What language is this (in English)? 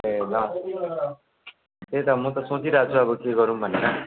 Nepali